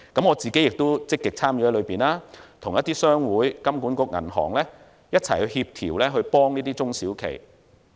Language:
Cantonese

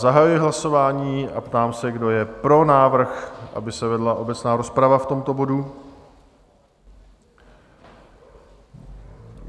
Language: Czech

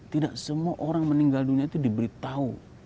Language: Indonesian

